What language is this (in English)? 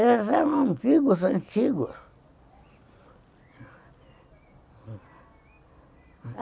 Portuguese